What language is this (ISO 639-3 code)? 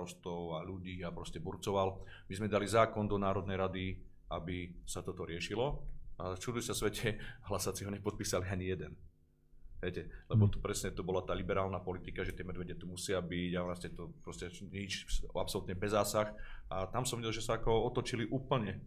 slk